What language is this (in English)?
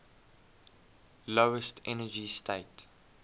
English